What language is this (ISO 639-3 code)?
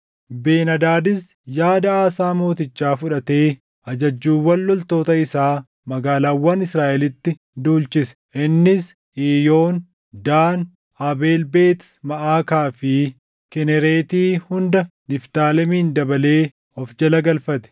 orm